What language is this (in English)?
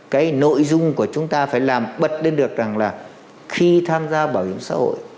Vietnamese